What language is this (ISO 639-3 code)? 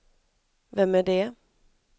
swe